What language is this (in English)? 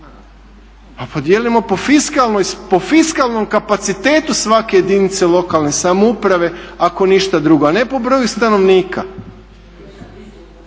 Croatian